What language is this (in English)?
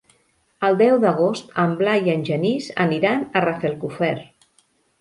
Catalan